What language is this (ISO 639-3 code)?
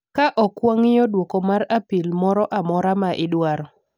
luo